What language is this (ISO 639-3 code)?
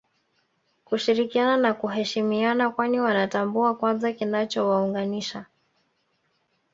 swa